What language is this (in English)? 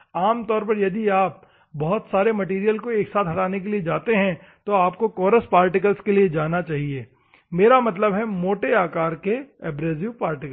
Hindi